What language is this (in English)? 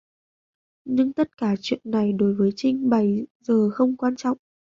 Vietnamese